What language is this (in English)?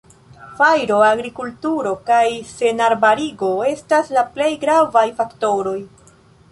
Esperanto